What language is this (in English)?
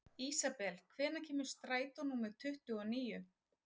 Icelandic